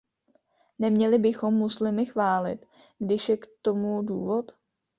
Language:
Czech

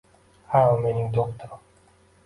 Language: Uzbek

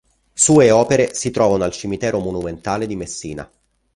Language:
Italian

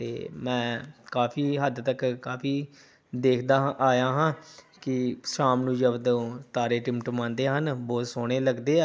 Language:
Punjabi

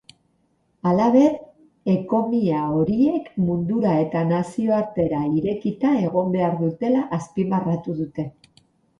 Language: Basque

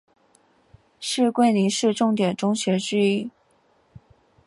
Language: Chinese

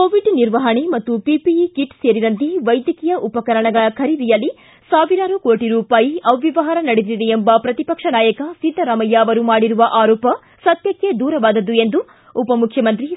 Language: Kannada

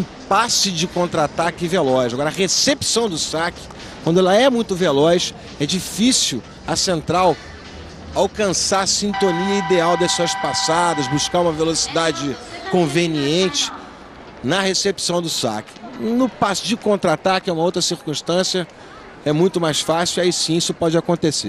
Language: Portuguese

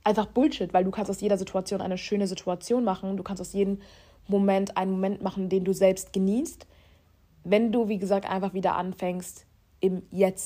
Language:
German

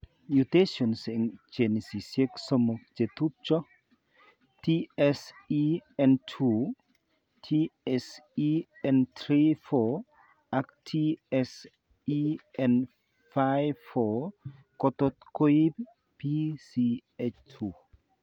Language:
Kalenjin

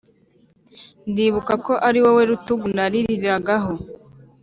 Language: Kinyarwanda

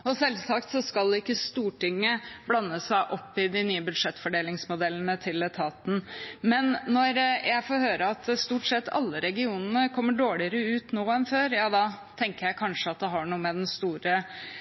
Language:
Norwegian Bokmål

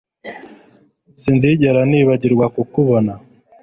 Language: Kinyarwanda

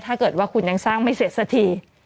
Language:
Thai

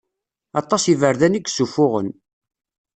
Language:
Kabyle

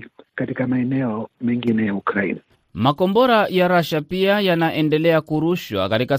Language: Swahili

